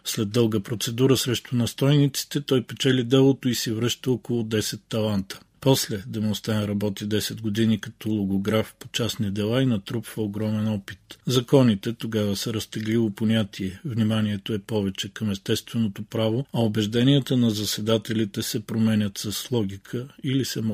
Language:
Bulgarian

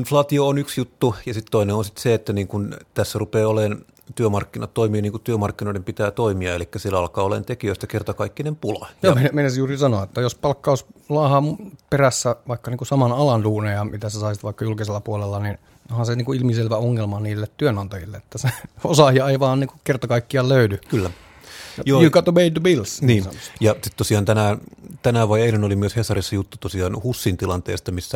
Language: Finnish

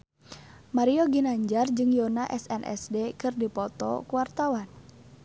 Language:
Sundanese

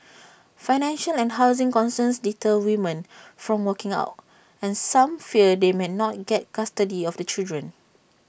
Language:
English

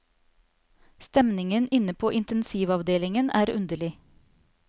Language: Norwegian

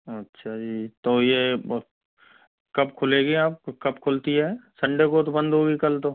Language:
Hindi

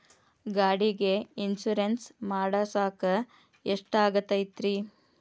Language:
Kannada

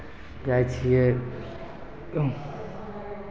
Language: Maithili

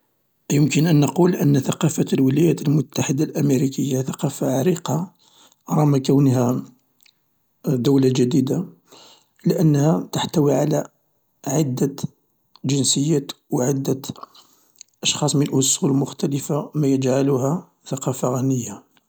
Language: Algerian Arabic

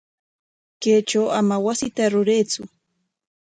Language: Corongo Ancash Quechua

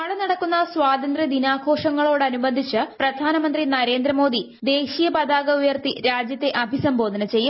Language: Malayalam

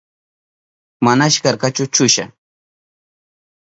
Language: Southern Pastaza Quechua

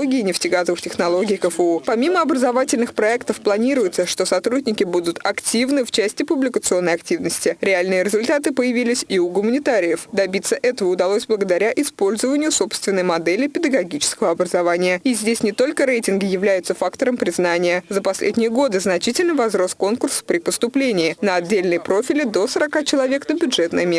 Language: Russian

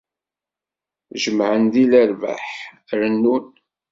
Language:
Kabyle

